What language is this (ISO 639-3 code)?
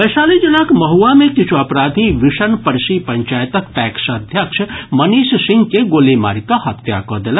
mai